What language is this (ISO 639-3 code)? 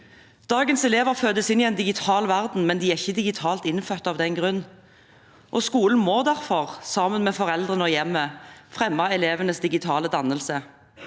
nor